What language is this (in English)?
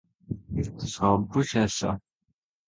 Odia